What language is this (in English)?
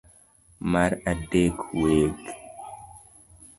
Luo (Kenya and Tanzania)